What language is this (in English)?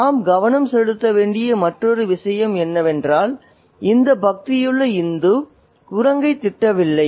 Tamil